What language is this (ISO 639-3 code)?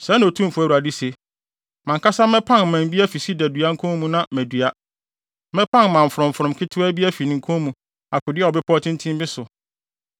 aka